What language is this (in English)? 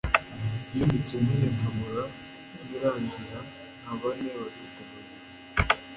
Kinyarwanda